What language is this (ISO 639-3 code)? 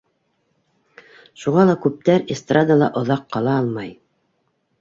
bak